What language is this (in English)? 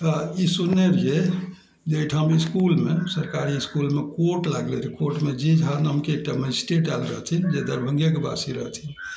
Maithili